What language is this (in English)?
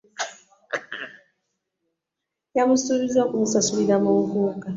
Ganda